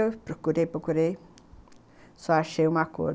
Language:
Portuguese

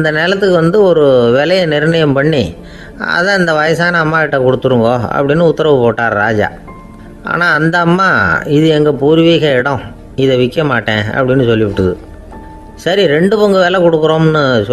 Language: Thai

